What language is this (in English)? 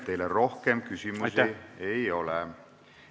Estonian